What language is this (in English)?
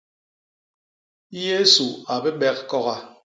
Basaa